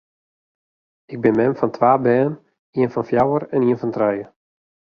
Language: Western Frisian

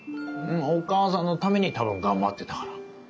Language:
Japanese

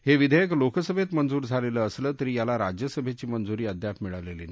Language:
Marathi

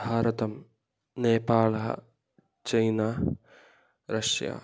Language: Sanskrit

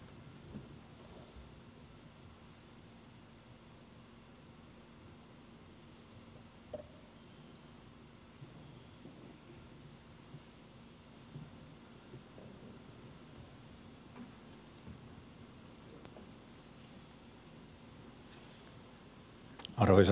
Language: Finnish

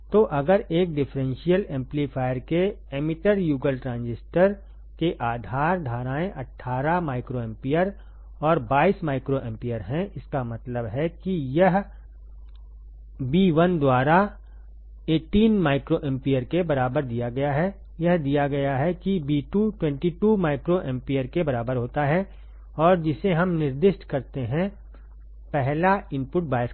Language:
Hindi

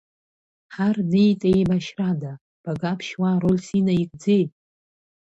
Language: Abkhazian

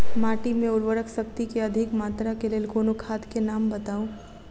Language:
Maithili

